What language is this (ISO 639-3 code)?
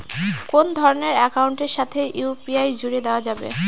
ben